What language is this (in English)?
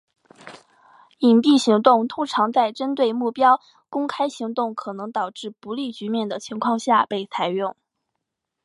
Chinese